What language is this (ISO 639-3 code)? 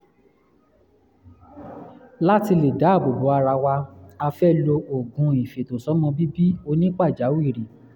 yor